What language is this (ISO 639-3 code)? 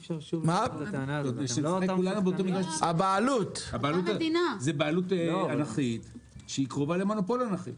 heb